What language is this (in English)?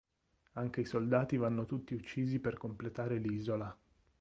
Italian